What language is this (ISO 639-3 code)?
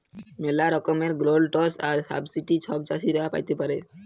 ben